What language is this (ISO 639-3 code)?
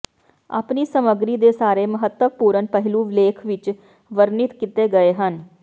pan